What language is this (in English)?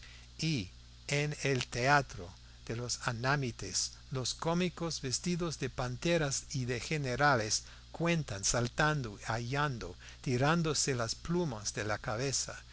Spanish